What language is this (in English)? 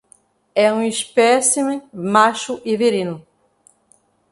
Portuguese